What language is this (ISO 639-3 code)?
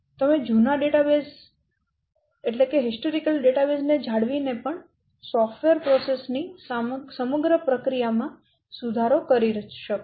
guj